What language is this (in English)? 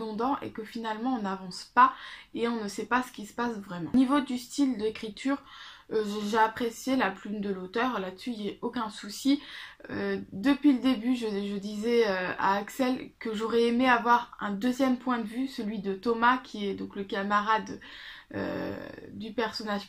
French